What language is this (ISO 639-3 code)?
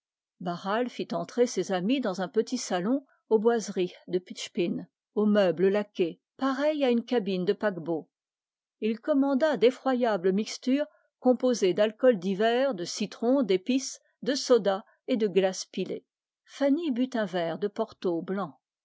fra